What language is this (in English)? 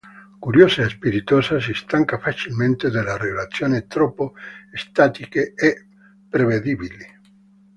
Italian